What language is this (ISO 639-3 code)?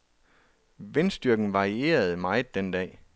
dan